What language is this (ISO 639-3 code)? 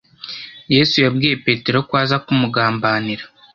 kin